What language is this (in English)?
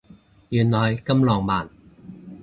Cantonese